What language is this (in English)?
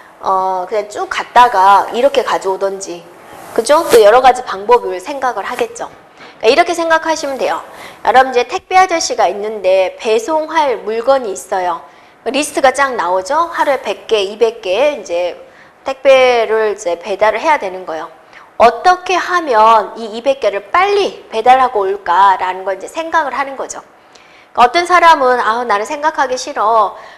Korean